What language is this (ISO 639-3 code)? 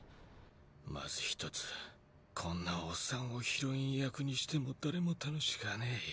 jpn